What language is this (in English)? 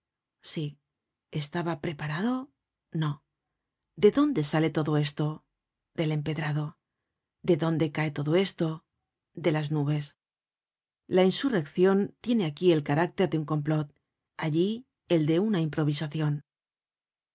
Spanish